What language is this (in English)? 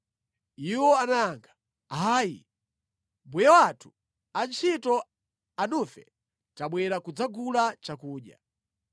Nyanja